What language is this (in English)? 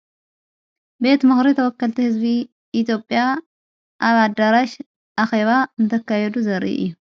Tigrinya